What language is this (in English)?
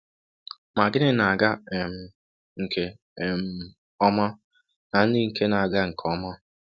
Igbo